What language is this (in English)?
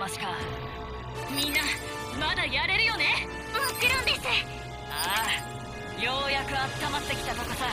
Japanese